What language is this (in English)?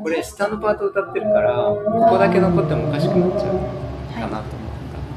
Japanese